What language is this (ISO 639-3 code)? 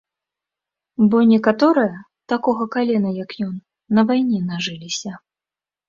bel